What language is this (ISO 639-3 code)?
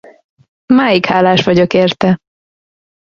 hun